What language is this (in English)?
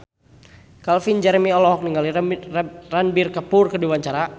Sundanese